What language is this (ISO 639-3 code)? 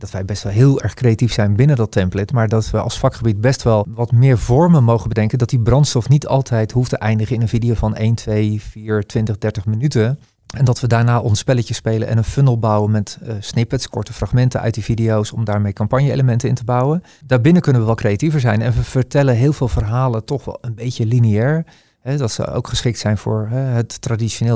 nld